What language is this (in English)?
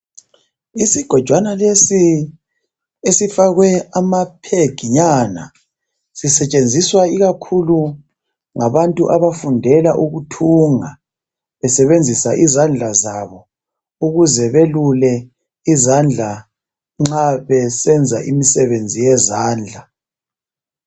North Ndebele